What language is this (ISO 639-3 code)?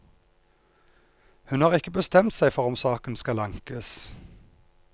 nor